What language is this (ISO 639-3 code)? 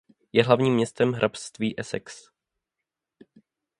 ces